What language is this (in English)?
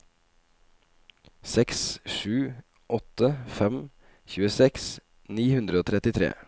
Norwegian